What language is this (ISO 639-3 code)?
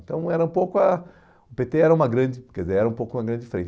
por